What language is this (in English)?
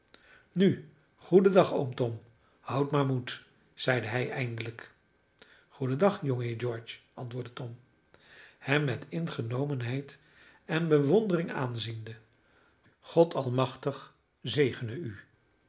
Dutch